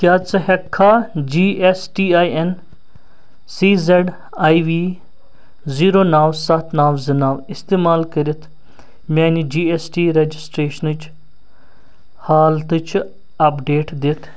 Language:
Kashmiri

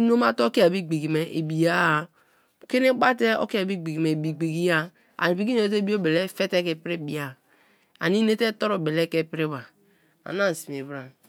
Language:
Kalabari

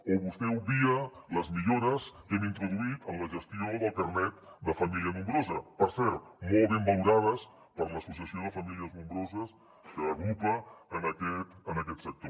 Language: Catalan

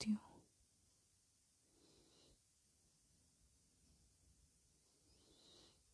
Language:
Hindi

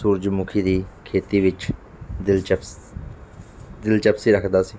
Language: Punjabi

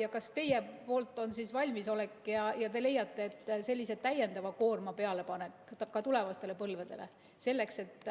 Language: Estonian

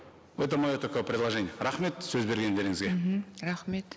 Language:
Kazakh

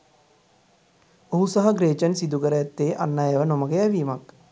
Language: Sinhala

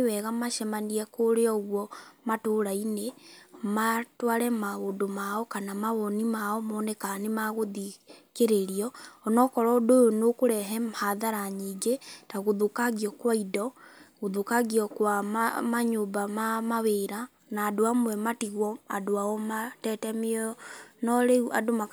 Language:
Kikuyu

